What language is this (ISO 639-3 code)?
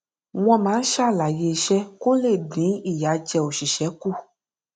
yor